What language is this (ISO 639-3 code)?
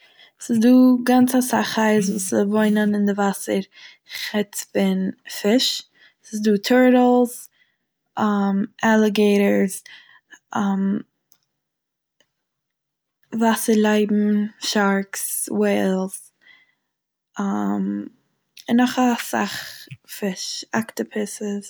yid